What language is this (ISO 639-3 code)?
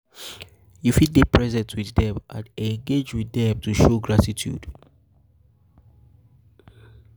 pcm